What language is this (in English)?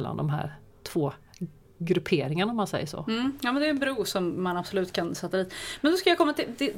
Swedish